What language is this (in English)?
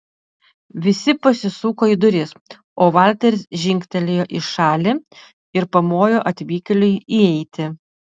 Lithuanian